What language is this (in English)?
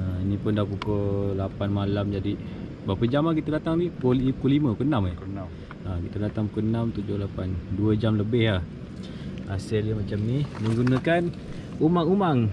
Malay